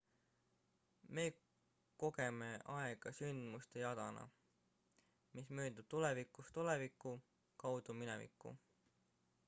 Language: Estonian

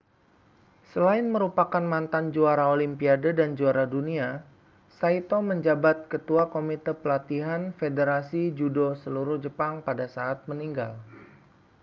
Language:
Indonesian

